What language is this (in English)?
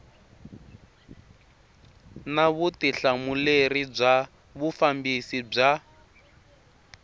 Tsonga